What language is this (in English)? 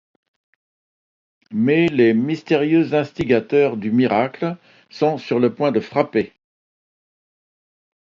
French